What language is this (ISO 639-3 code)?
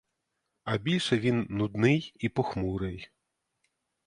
ukr